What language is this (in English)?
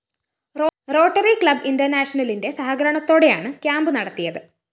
Malayalam